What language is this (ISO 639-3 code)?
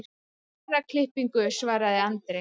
isl